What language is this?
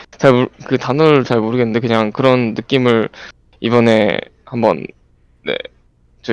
Korean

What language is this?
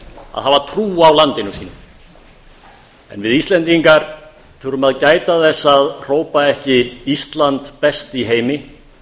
Icelandic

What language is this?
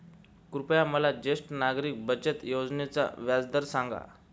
Marathi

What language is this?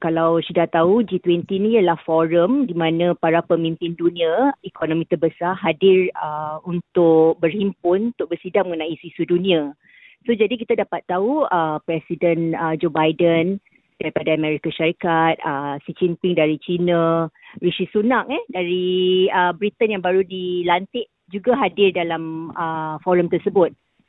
Malay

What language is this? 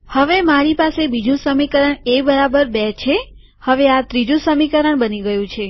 Gujarati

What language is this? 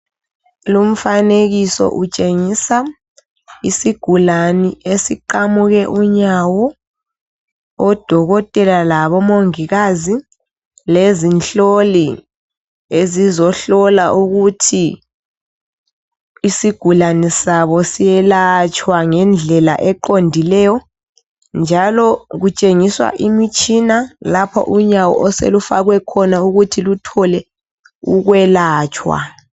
North Ndebele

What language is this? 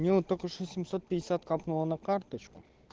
Russian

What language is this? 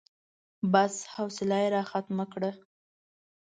Pashto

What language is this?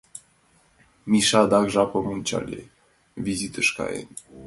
Mari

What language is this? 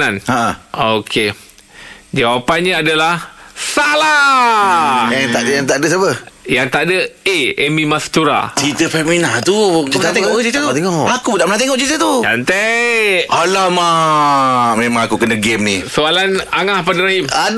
Malay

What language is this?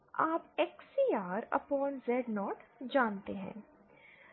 Hindi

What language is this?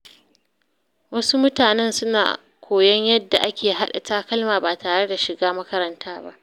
Hausa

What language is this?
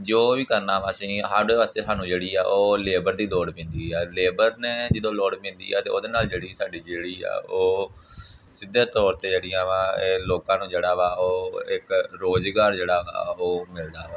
Punjabi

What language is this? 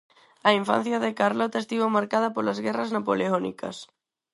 Galician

